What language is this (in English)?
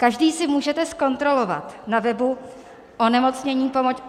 Czech